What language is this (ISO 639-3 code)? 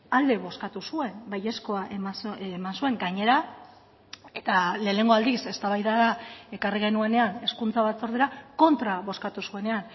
eus